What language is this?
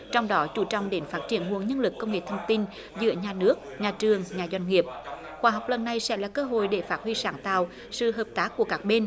Vietnamese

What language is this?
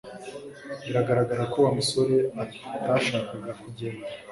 Kinyarwanda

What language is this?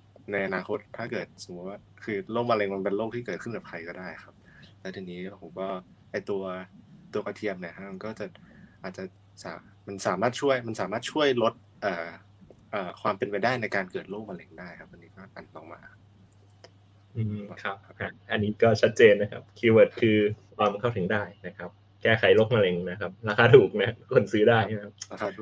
Thai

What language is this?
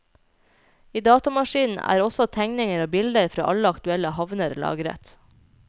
Norwegian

